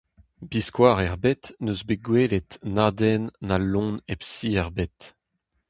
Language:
Breton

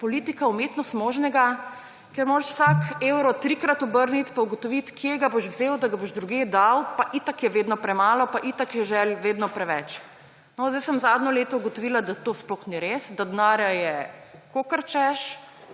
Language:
Slovenian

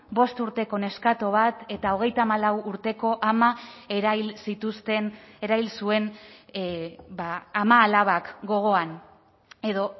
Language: Basque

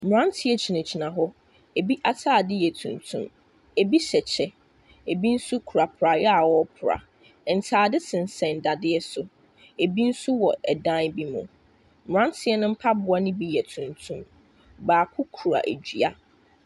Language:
Akan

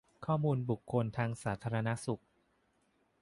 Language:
Thai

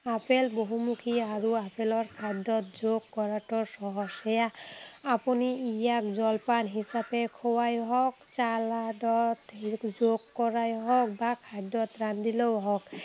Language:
Assamese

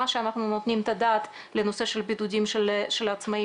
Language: Hebrew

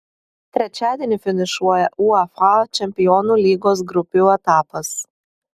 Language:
Lithuanian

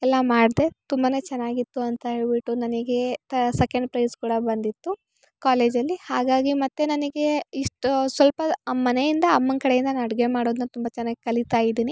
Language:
Kannada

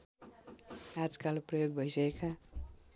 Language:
Nepali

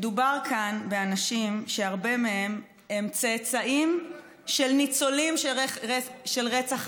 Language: Hebrew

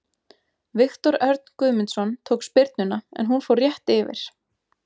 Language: Icelandic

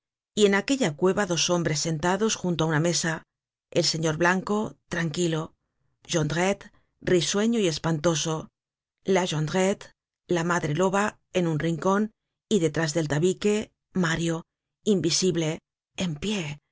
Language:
Spanish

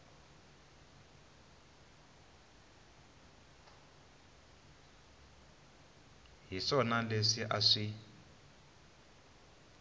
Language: Tsonga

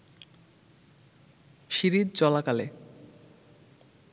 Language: Bangla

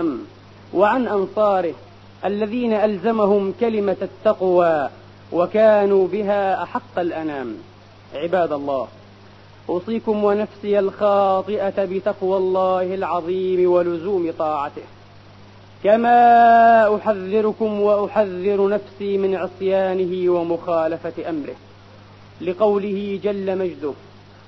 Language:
Arabic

